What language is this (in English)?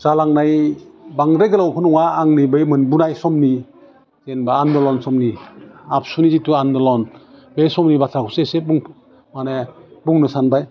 Bodo